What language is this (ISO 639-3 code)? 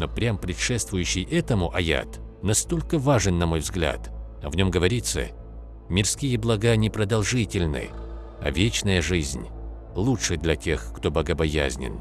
rus